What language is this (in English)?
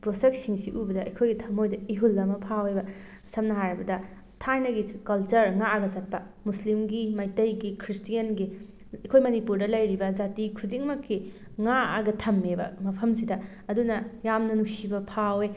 Manipuri